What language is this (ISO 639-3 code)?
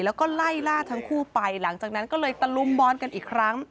tha